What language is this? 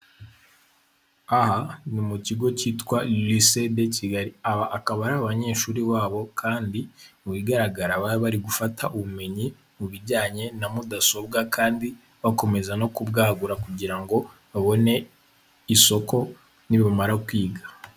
Kinyarwanda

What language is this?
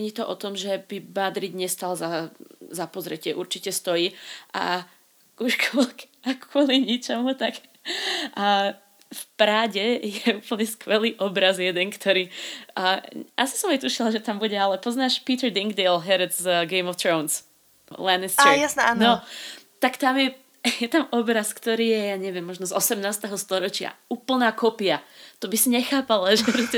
Slovak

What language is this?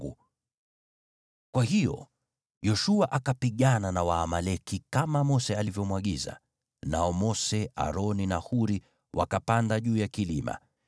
Swahili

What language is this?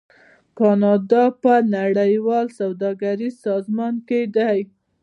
Pashto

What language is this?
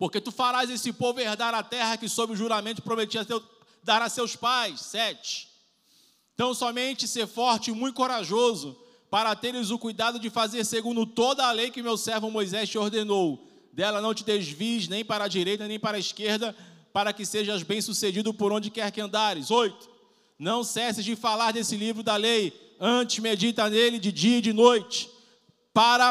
Portuguese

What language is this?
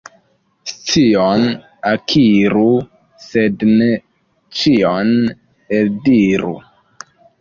Esperanto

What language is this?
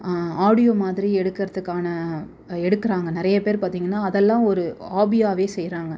Tamil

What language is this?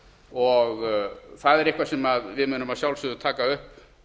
Icelandic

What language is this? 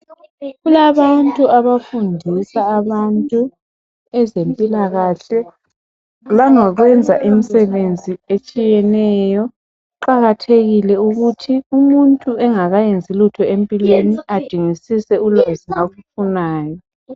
North Ndebele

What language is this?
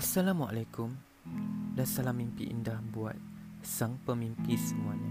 Malay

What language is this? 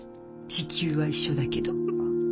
Japanese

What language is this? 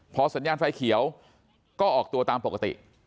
Thai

